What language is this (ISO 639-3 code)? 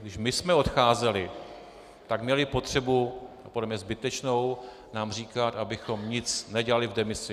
ces